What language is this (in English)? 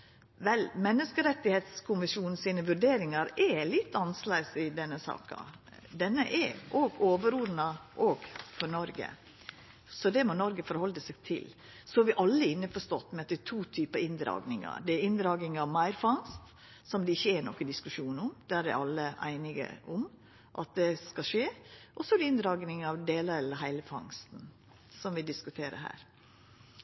Norwegian Nynorsk